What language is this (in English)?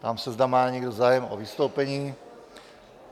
Czech